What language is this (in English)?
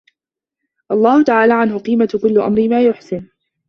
Arabic